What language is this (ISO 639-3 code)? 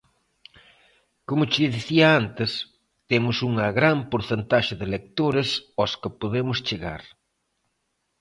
glg